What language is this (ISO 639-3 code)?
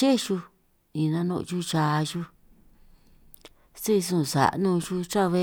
trq